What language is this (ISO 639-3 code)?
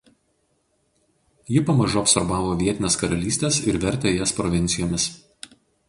lit